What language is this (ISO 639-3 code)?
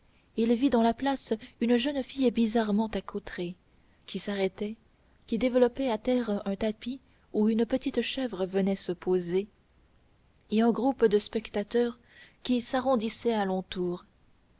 fra